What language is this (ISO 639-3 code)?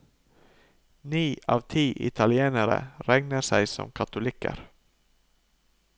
nor